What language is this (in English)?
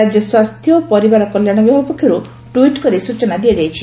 Odia